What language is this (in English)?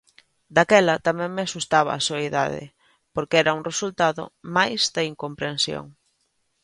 Galician